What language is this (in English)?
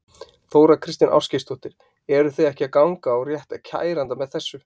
Icelandic